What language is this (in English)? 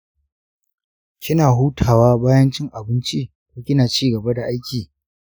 Hausa